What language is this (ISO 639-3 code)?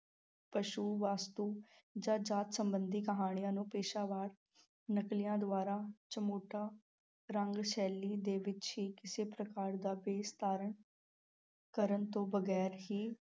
pan